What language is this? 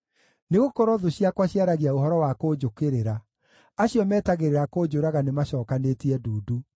Kikuyu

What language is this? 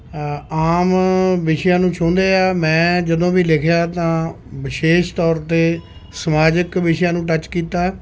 Punjabi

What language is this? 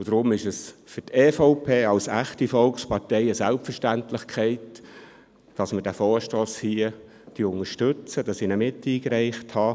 Swiss German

